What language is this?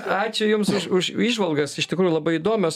Lithuanian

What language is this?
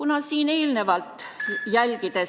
Estonian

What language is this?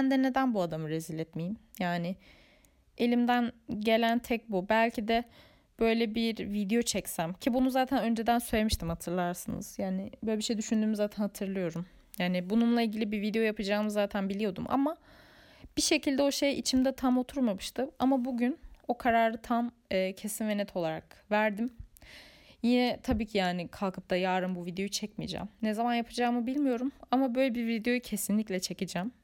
Turkish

